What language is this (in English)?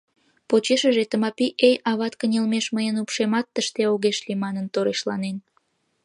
Mari